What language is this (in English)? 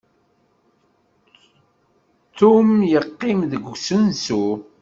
Kabyle